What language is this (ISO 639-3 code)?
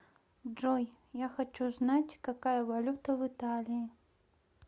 rus